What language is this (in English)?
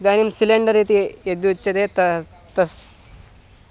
Sanskrit